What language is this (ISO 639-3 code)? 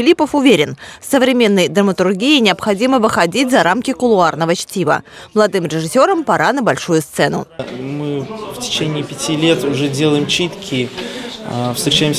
rus